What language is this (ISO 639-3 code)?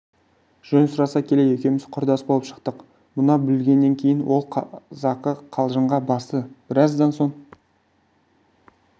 kaz